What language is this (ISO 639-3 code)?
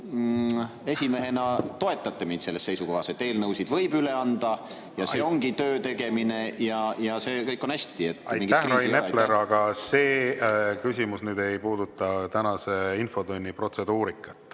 est